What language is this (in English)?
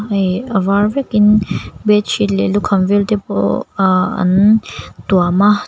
Mizo